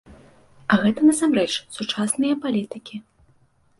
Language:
Belarusian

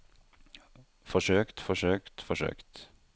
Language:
Norwegian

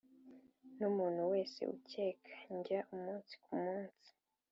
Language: Kinyarwanda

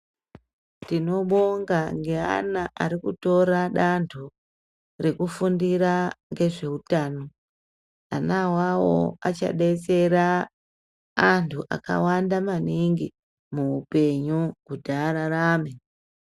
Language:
Ndau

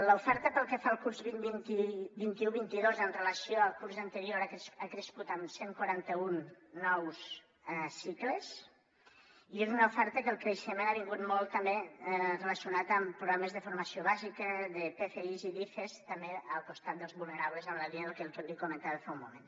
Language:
Catalan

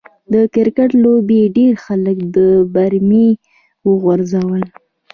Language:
Pashto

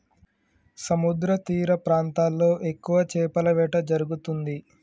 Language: Telugu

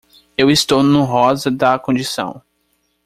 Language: Portuguese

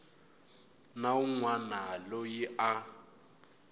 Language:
Tsonga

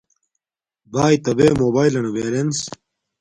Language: Domaaki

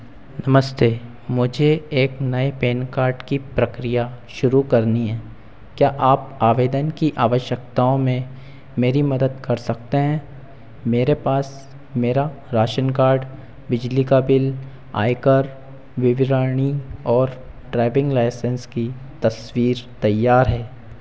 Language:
Hindi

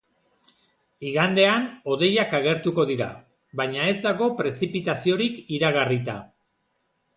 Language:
Basque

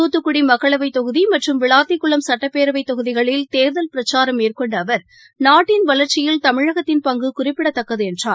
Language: Tamil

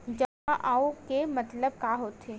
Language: Chhattisgarhi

